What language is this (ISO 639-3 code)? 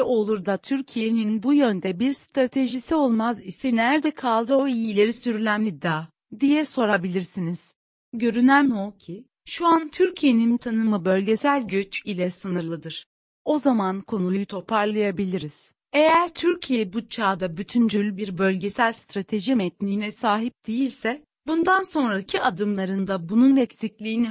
tur